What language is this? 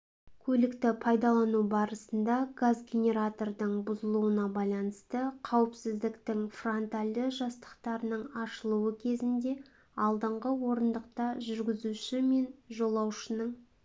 Kazakh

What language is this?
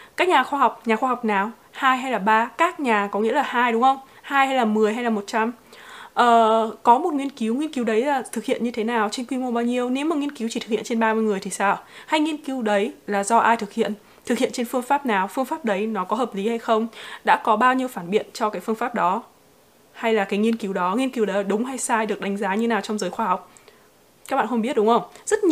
Vietnamese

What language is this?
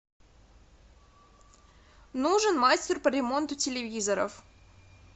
Russian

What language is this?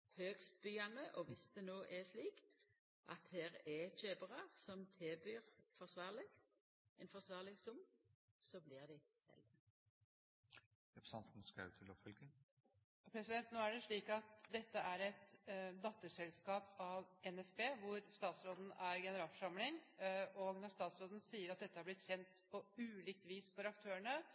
Norwegian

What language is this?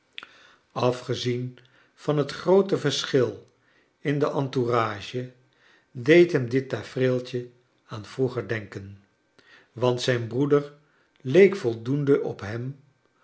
Dutch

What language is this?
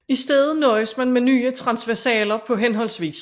Danish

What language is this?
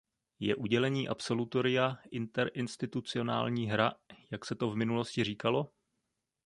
Czech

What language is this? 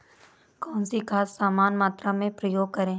Hindi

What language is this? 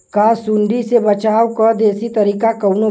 Bhojpuri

